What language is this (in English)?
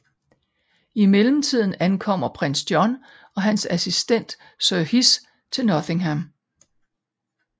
Danish